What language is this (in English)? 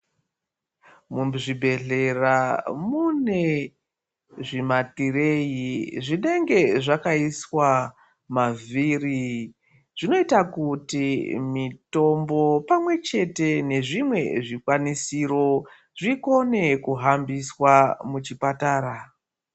Ndau